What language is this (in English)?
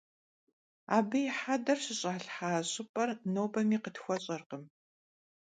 Kabardian